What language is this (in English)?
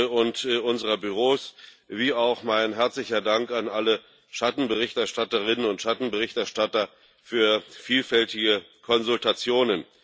German